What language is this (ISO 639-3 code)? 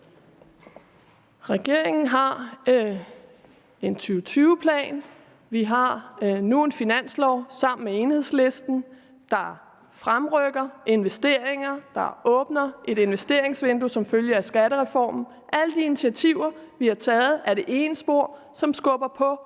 dan